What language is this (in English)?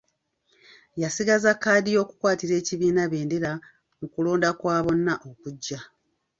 Ganda